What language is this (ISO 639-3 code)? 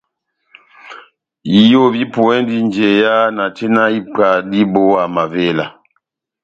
bnm